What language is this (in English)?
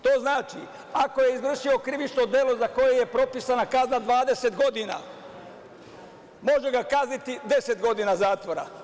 Serbian